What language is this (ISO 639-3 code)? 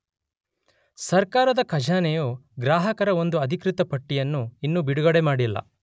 kan